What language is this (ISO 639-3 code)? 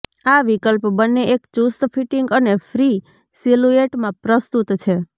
guj